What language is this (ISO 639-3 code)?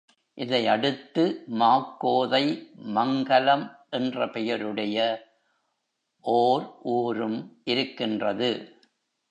tam